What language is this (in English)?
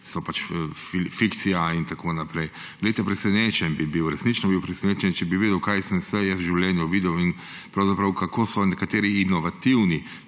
Slovenian